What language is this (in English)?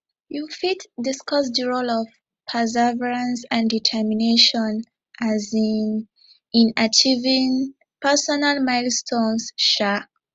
Nigerian Pidgin